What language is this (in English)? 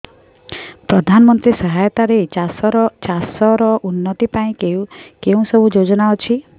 Odia